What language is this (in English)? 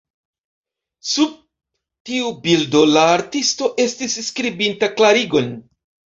Esperanto